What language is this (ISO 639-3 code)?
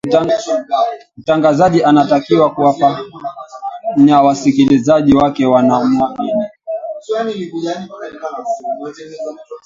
swa